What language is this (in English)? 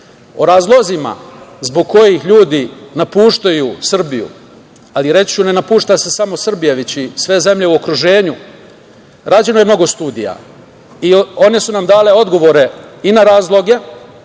Serbian